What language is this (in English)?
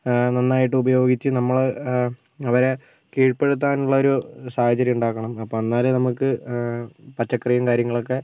Malayalam